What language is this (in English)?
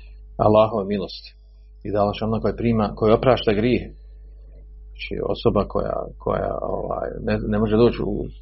Croatian